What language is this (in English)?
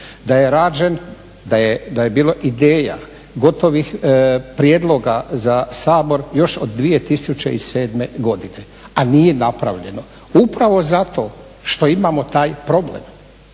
Croatian